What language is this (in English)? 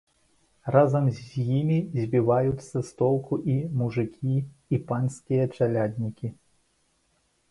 Belarusian